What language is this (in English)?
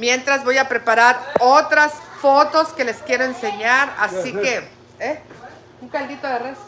Spanish